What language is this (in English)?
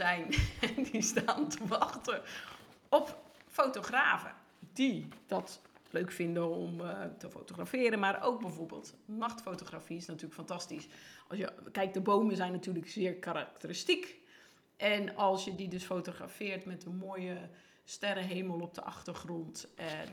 Dutch